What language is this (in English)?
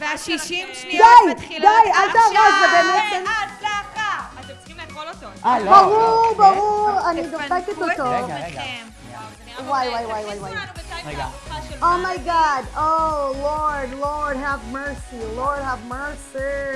Hebrew